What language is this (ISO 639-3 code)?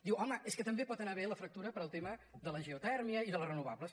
cat